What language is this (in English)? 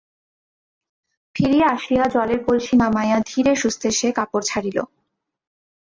Bangla